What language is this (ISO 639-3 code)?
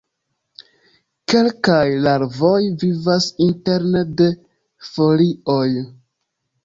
epo